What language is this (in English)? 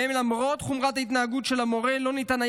Hebrew